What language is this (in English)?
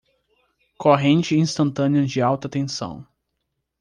Portuguese